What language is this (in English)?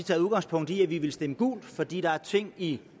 Danish